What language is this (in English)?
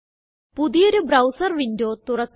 Malayalam